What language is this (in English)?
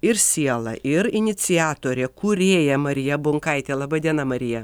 Lithuanian